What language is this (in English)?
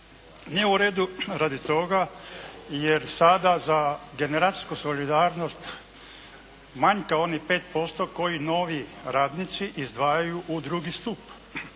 Croatian